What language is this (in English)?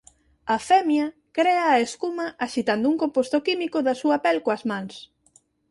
Galician